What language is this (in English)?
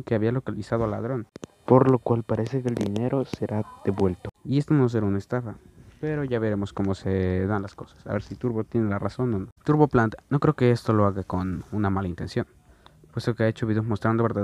Spanish